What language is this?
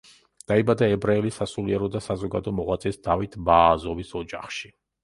Georgian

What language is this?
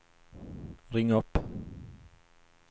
Swedish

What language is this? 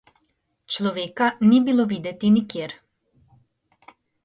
Slovenian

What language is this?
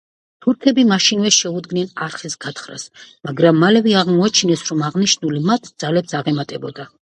Georgian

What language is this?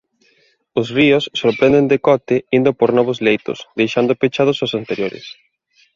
Galician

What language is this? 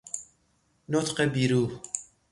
Persian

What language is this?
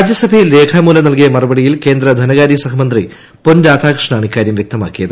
Malayalam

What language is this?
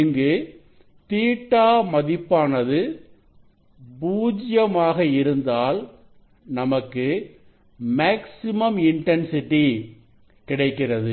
Tamil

